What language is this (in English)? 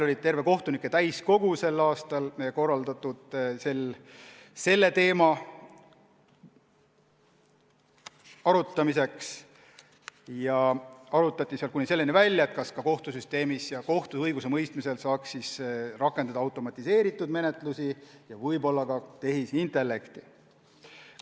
Estonian